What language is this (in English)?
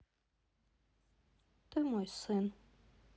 Russian